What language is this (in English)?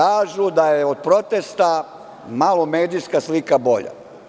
Serbian